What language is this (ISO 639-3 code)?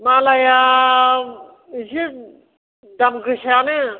brx